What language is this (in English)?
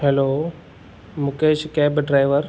Sindhi